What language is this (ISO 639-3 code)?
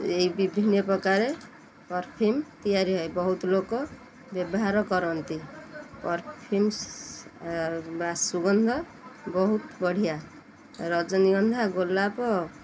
ori